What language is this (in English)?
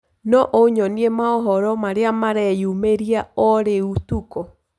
Kikuyu